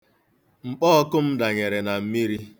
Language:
Igbo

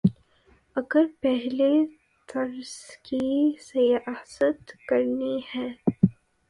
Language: Urdu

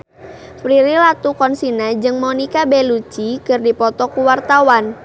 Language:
Sundanese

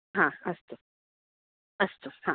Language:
Sanskrit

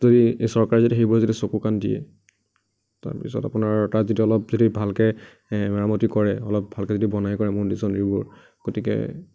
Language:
Assamese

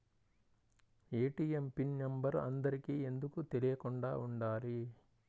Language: Telugu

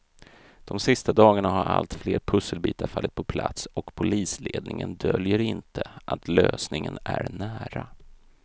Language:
Swedish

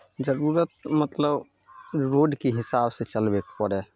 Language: Maithili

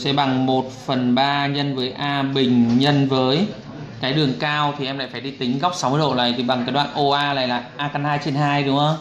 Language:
Vietnamese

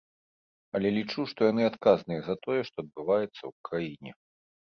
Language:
Belarusian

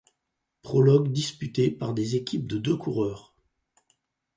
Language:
French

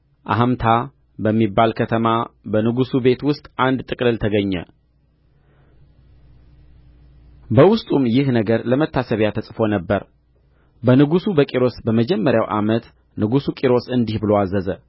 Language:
Amharic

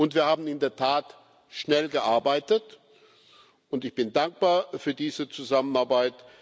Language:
German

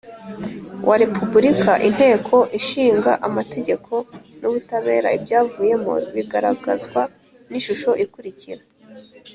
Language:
Kinyarwanda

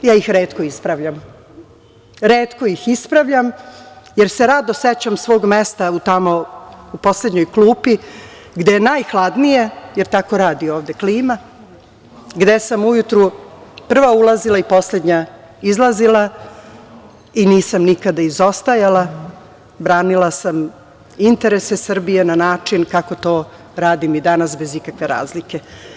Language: Serbian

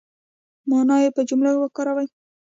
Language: Pashto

